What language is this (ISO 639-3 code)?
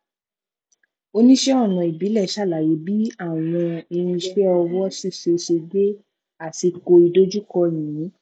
yor